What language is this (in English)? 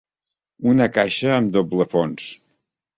Catalan